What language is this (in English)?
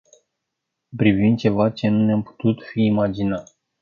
Romanian